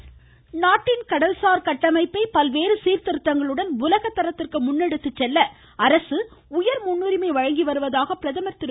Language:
Tamil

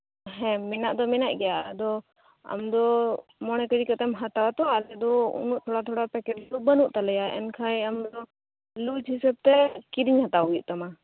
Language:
Santali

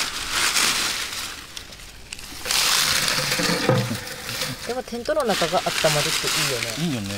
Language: Japanese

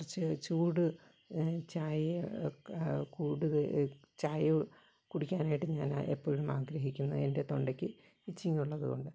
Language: Malayalam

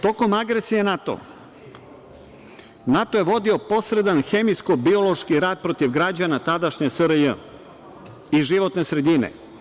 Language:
Serbian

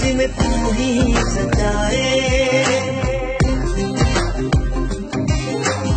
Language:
Punjabi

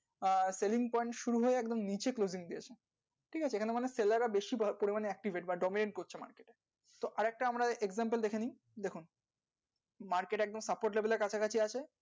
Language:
Bangla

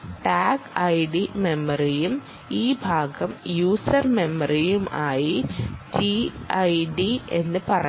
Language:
Malayalam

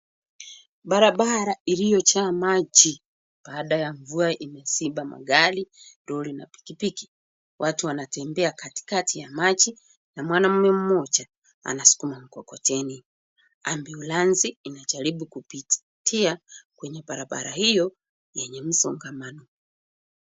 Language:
Swahili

